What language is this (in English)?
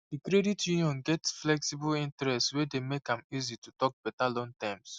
Nigerian Pidgin